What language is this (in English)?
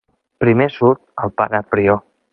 Catalan